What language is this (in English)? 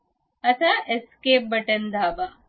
Marathi